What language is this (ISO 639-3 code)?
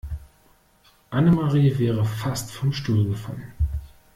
deu